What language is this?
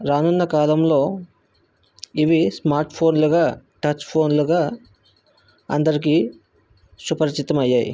Telugu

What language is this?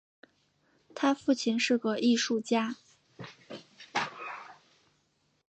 Chinese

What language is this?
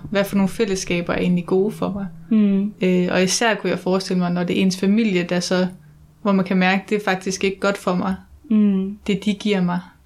Danish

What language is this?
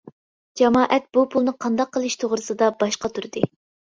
Uyghur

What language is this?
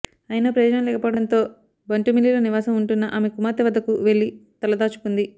Telugu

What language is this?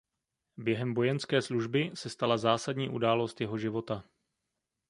Czech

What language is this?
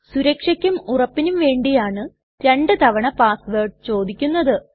Malayalam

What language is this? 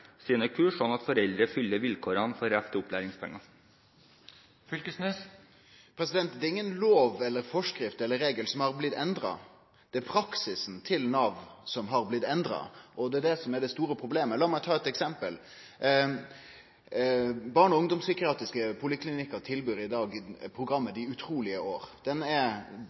Norwegian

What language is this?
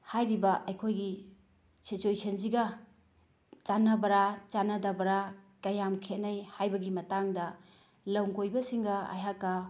Manipuri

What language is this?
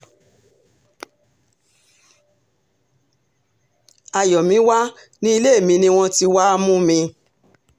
Yoruba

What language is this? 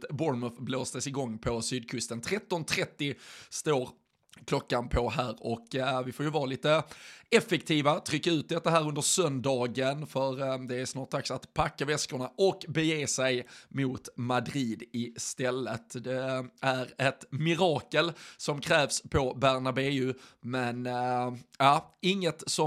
Swedish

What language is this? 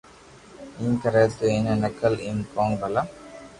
Loarki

